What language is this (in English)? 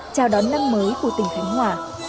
Vietnamese